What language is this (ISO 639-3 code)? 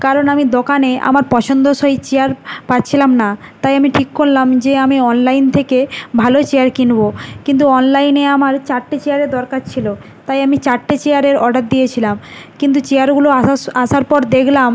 ben